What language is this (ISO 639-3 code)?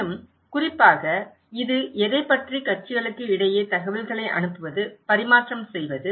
tam